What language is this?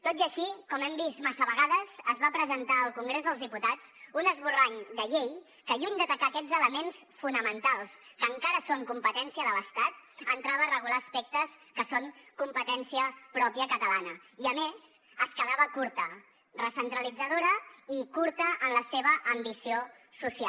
Catalan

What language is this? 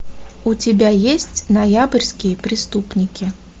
Russian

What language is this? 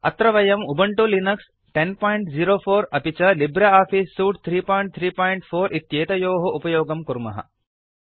Sanskrit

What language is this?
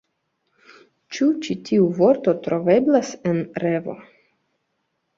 Esperanto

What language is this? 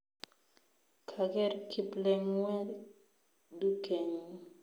Kalenjin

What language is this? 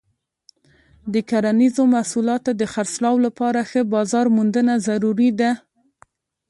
Pashto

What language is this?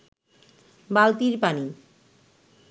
Bangla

